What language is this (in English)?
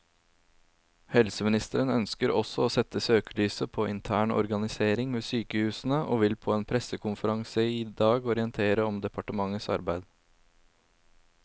Norwegian